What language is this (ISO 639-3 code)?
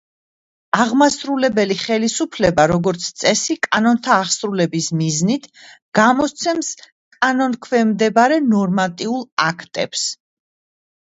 kat